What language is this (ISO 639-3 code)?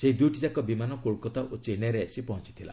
ori